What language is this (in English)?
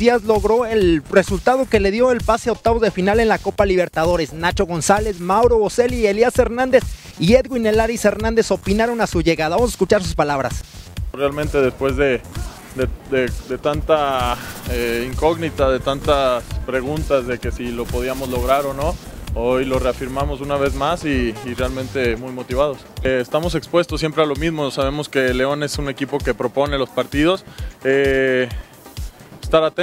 Spanish